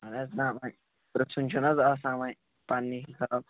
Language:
Kashmiri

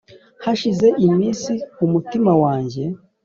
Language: Kinyarwanda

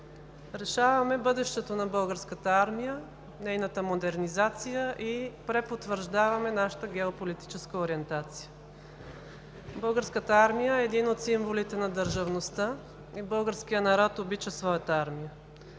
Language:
Bulgarian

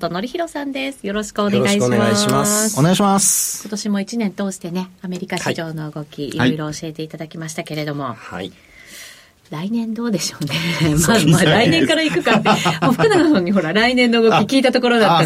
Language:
Japanese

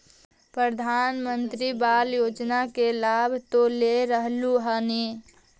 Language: Magahi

